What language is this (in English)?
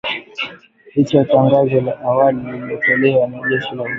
Swahili